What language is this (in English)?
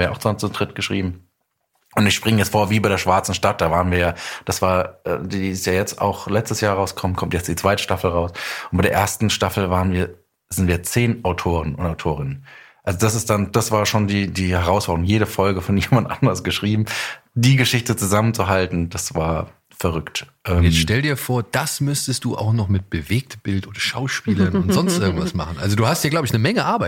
German